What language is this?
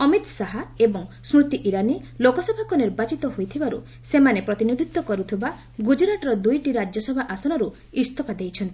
Odia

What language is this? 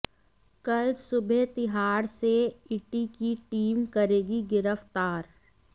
Hindi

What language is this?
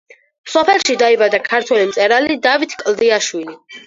Georgian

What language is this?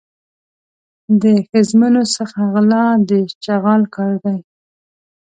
Pashto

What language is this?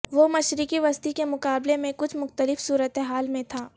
Urdu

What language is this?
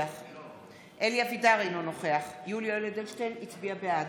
Hebrew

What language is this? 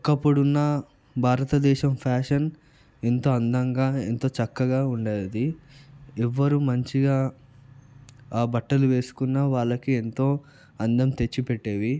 Telugu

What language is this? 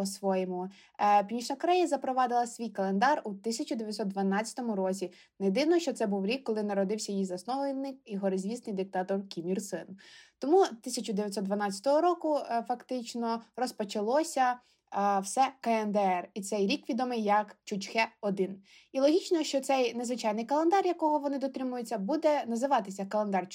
Ukrainian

